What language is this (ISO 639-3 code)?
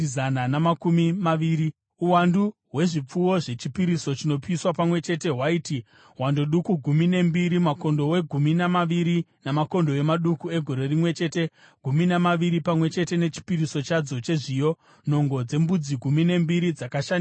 sna